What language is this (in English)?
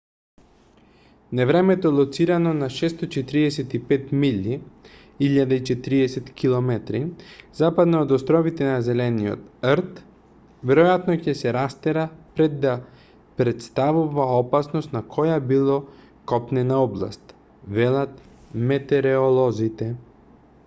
Macedonian